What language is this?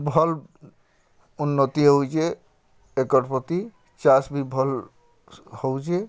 Odia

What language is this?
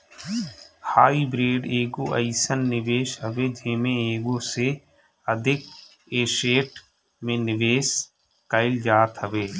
Bhojpuri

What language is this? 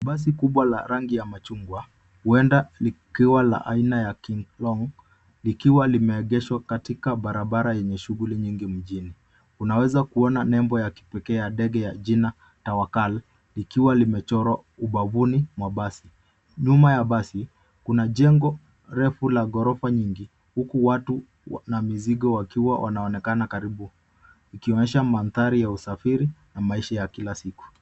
Swahili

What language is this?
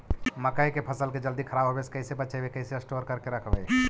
Magahi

